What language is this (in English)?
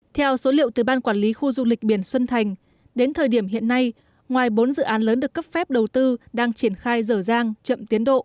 Vietnamese